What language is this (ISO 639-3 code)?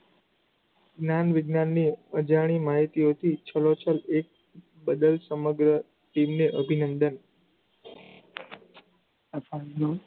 guj